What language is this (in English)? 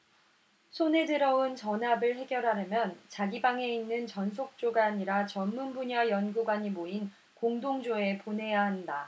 Korean